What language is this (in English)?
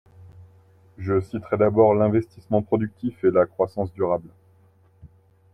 French